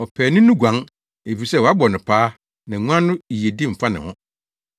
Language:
Akan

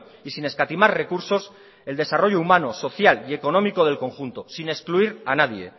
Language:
Spanish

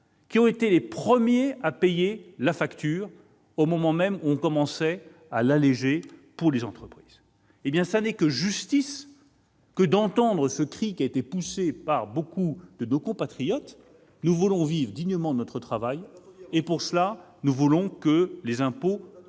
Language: French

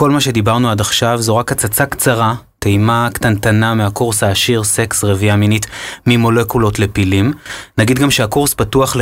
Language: Hebrew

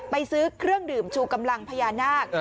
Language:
Thai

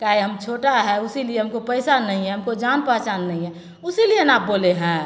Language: Maithili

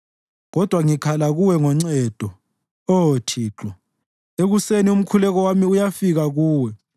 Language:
North Ndebele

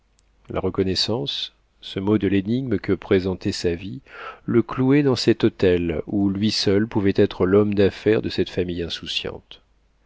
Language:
French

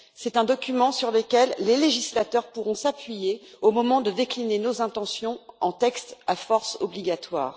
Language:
French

